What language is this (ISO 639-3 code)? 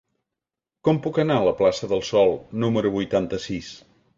cat